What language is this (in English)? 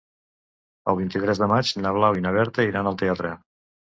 Catalan